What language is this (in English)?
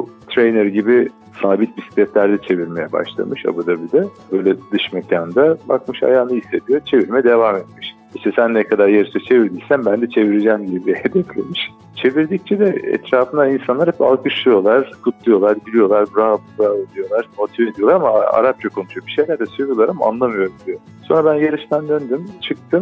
Turkish